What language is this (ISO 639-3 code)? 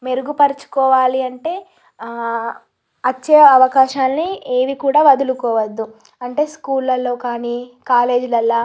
tel